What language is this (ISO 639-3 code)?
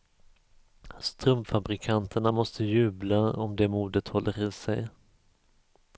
swe